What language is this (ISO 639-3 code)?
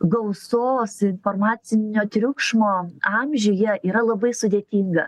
lit